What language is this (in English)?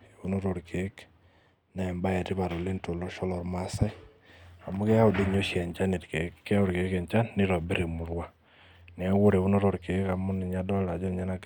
Masai